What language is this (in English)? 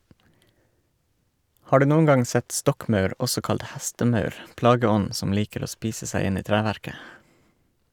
Norwegian